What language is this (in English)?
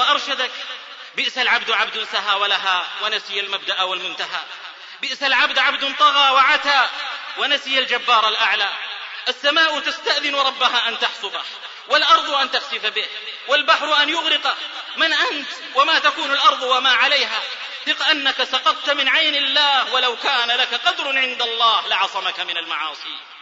Arabic